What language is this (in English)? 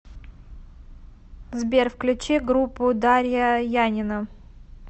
Russian